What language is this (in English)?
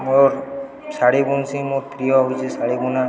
Odia